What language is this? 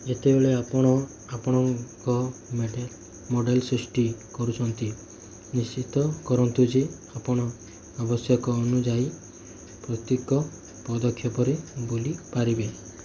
Odia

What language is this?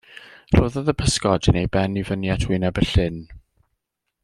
Welsh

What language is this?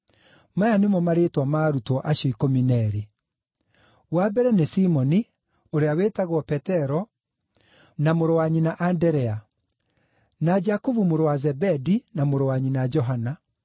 Kikuyu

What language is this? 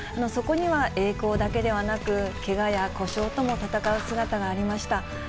Japanese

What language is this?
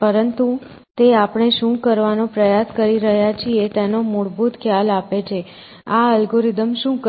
Gujarati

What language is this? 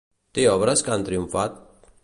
Catalan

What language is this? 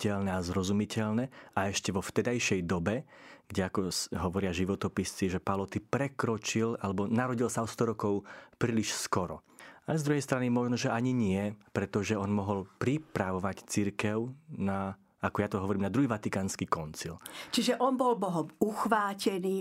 Slovak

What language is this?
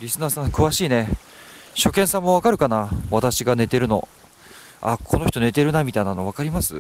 Japanese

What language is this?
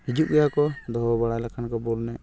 Santali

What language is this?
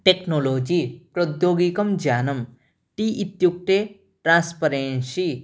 Sanskrit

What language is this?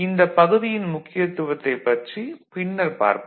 Tamil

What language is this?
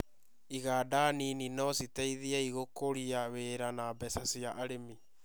Kikuyu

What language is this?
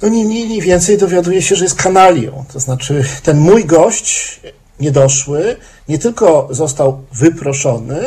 Polish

